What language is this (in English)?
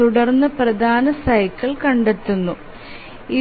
Malayalam